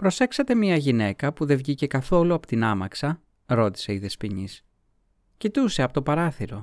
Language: Greek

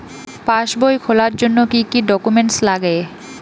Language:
Bangla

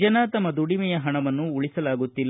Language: Kannada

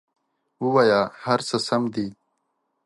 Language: Pashto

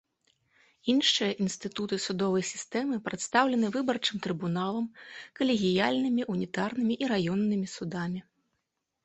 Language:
Belarusian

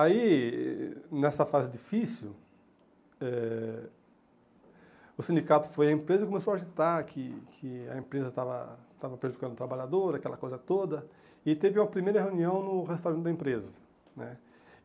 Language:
Portuguese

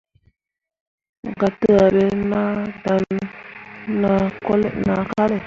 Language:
Mundang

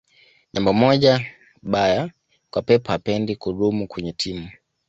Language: Swahili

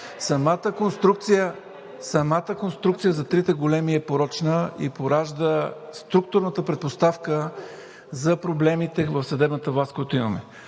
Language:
Bulgarian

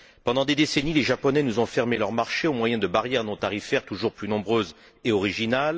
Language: French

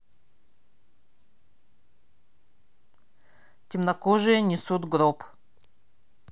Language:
Russian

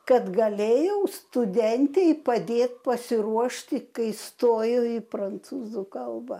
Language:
Lithuanian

